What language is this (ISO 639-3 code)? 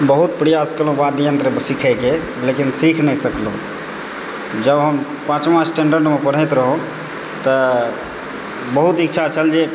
mai